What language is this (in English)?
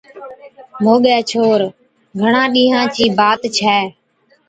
Od